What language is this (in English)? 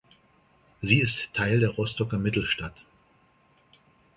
German